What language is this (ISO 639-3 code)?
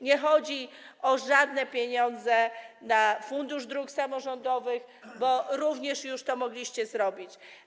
pol